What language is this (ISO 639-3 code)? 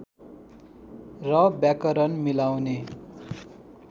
nep